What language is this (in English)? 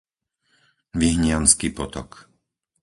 Slovak